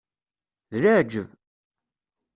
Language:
Kabyle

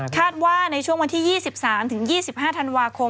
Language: Thai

